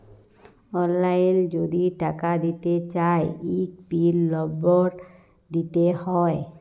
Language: Bangla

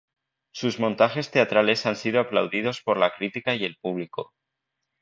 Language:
Spanish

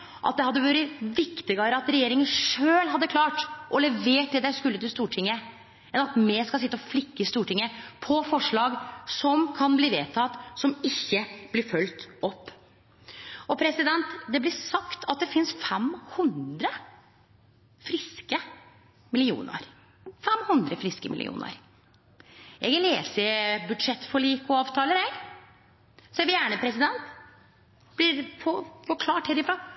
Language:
Norwegian Nynorsk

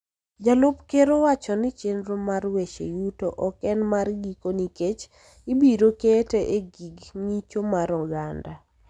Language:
Luo (Kenya and Tanzania)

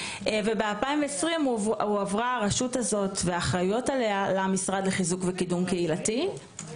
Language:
Hebrew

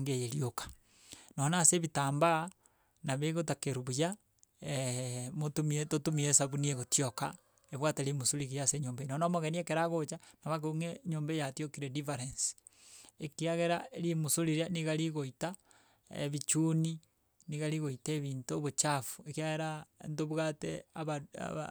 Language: Gusii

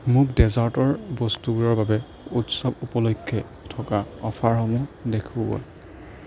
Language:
Assamese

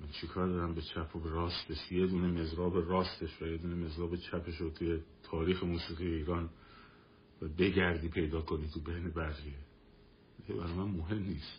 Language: Persian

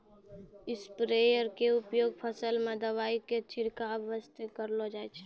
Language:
Maithili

